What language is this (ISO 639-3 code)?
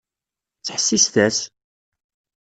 kab